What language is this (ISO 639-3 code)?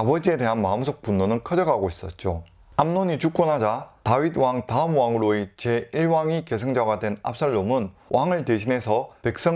kor